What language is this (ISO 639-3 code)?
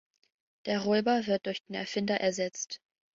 deu